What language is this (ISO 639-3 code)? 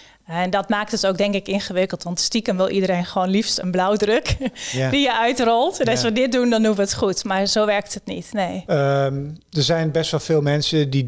nld